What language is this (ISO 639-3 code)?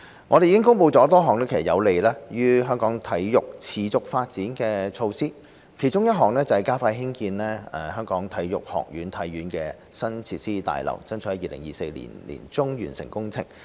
yue